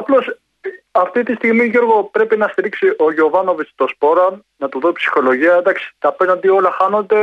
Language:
Greek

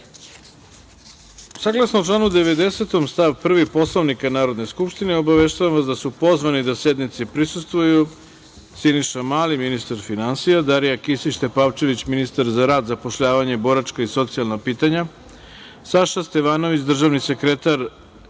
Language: Serbian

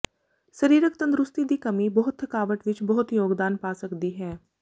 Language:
Punjabi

